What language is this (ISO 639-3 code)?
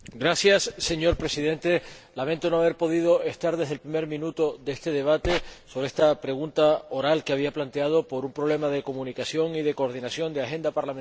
spa